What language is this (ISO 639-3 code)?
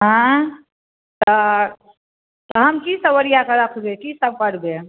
mai